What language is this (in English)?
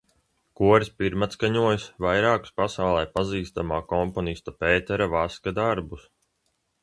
Latvian